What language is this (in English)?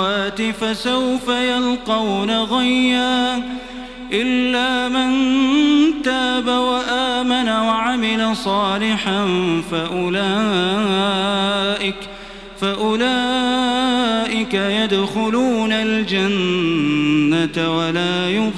Arabic